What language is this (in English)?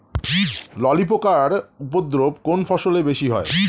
Bangla